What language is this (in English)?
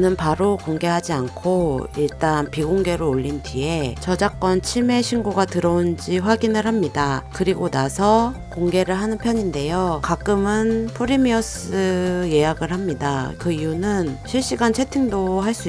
Korean